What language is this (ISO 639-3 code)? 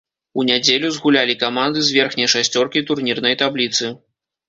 bel